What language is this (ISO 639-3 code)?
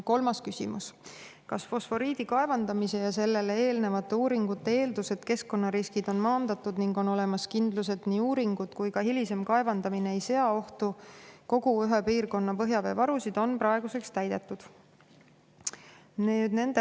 est